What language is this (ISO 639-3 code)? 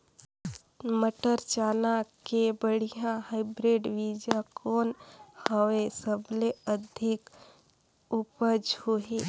hne